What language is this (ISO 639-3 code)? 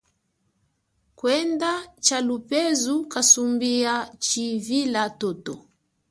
cjk